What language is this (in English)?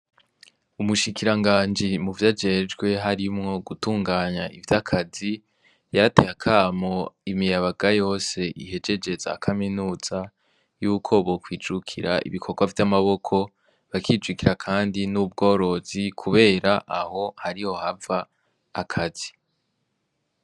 Rundi